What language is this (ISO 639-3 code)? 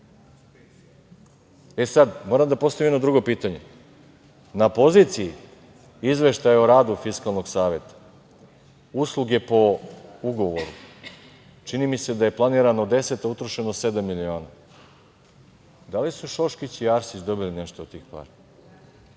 srp